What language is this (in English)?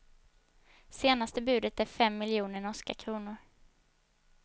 Swedish